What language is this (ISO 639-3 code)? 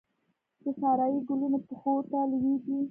pus